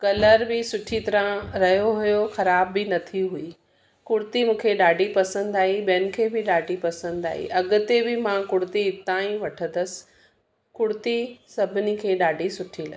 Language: Sindhi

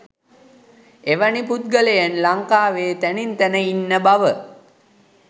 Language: Sinhala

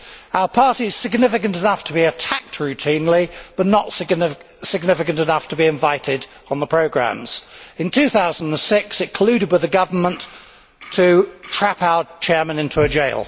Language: English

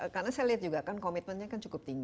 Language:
Indonesian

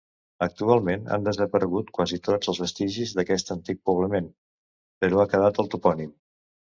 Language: Catalan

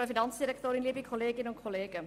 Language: Swiss German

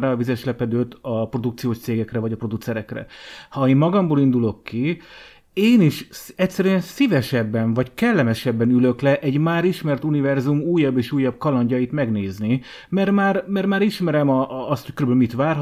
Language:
Hungarian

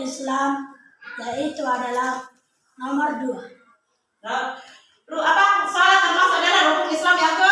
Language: Indonesian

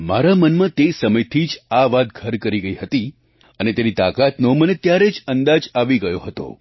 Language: Gujarati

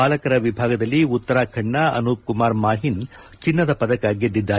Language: Kannada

